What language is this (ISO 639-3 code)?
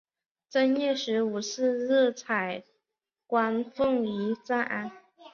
zho